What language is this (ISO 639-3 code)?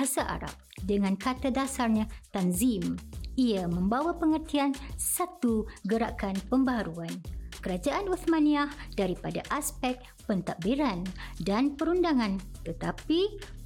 msa